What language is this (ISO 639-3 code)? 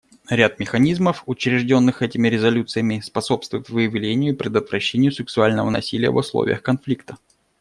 rus